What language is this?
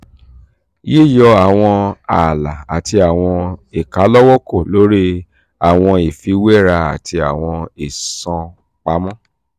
Yoruba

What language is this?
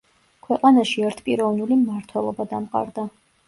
Georgian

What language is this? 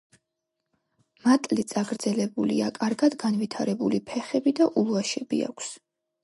Georgian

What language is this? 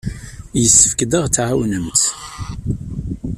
Kabyle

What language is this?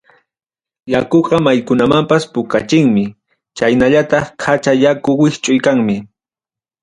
Ayacucho Quechua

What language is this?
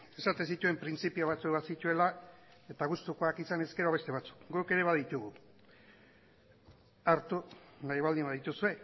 Basque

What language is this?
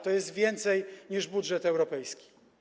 Polish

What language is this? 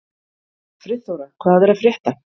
Icelandic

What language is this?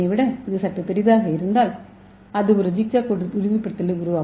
Tamil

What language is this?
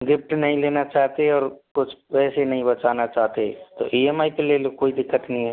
Hindi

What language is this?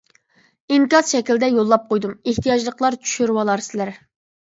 Uyghur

